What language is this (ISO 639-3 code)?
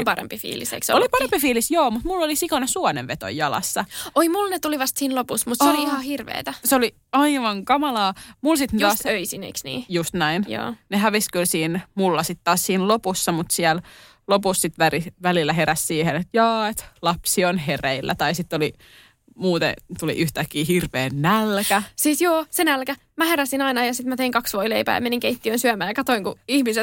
fin